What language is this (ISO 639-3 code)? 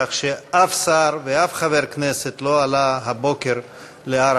heb